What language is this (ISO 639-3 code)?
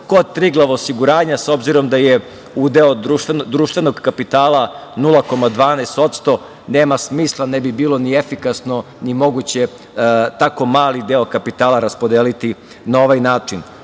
srp